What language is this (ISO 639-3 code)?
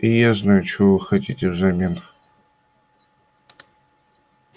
rus